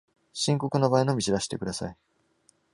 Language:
Japanese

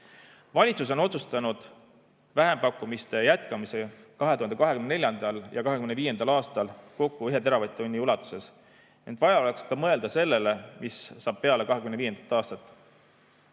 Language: Estonian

